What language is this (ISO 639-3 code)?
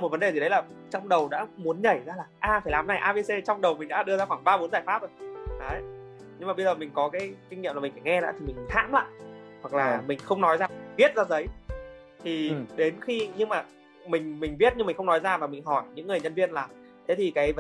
vie